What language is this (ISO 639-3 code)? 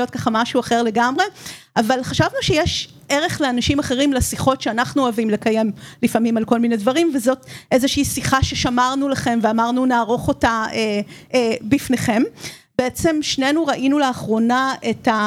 heb